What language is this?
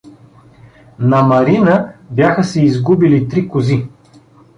Bulgarian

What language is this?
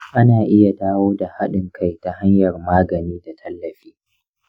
Hausa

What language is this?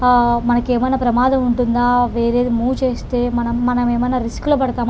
Telugu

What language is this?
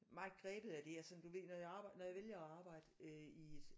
Danish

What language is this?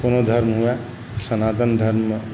Maithili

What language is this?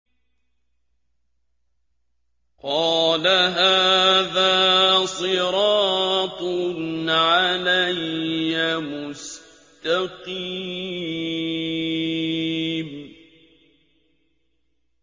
Arabic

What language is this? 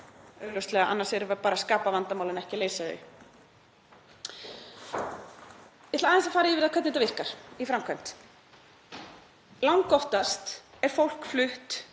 Icelandic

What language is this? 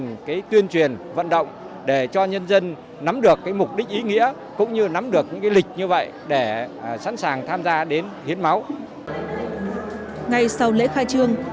Vietnamese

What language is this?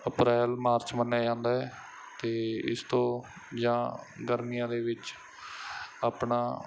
Punjabi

